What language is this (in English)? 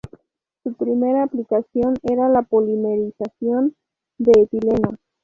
Spanish